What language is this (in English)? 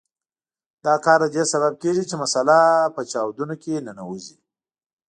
Pashto